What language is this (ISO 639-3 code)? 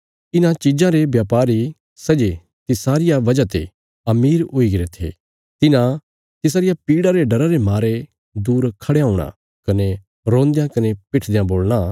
kfs